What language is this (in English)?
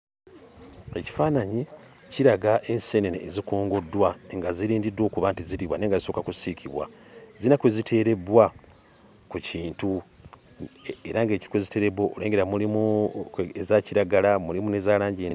Ganda